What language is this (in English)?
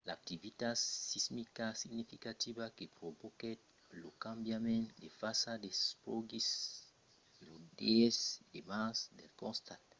Occitan